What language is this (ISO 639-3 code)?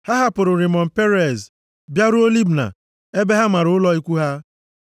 ibo